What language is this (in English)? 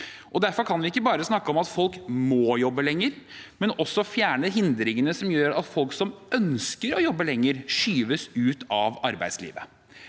Norwegian